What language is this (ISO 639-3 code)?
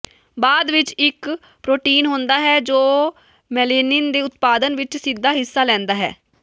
pan